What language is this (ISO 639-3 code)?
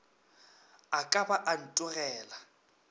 nso